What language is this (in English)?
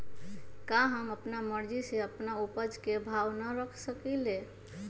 Magahi